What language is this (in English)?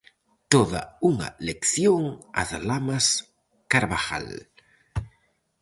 Galician